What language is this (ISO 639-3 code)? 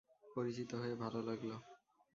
ben